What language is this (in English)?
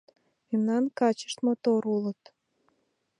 Mari